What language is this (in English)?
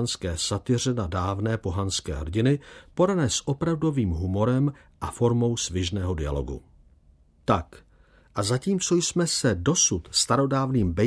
Czech